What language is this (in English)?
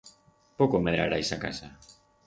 Aragonese